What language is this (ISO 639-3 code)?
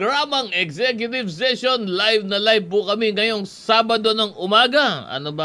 fil